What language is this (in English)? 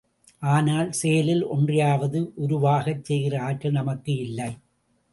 Tamil